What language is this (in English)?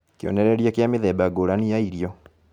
Kikuyu